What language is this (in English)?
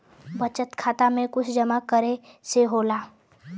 Bhojpuri